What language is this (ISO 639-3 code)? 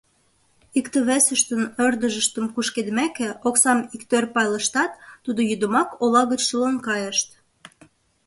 chm